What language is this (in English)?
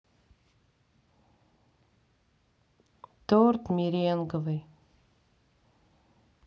Russian